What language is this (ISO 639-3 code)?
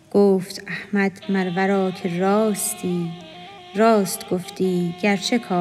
fas